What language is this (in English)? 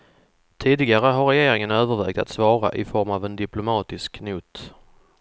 Swedish